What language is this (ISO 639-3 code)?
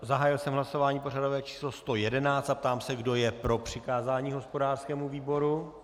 ces